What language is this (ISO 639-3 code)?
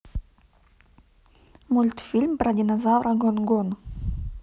rus